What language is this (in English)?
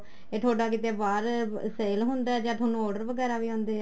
Punjabi